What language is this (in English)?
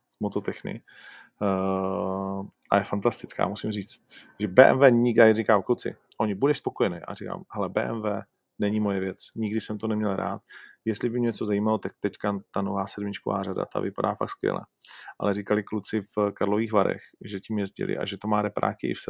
Czech